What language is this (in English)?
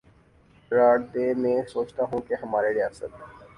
Urdu